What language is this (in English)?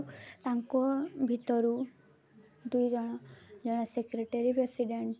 Odia